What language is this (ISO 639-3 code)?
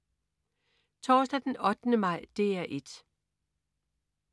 dan